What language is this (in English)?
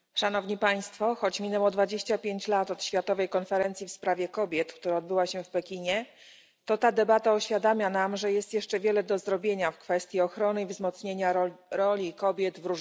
Polish